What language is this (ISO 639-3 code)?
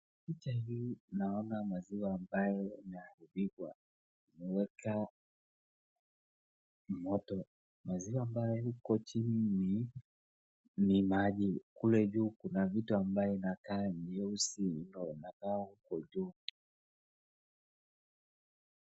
swa